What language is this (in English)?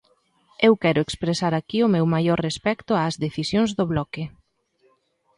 Galician